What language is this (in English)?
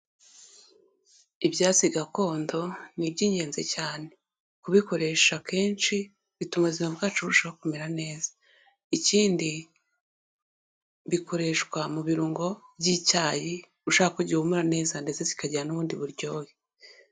Kinyarwanda